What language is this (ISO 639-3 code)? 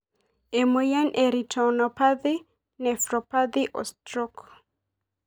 mas